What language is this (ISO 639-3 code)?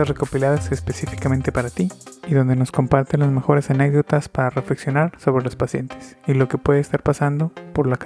spa